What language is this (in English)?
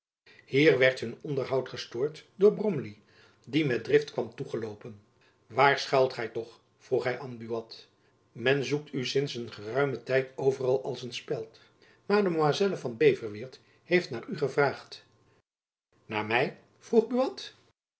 Dutch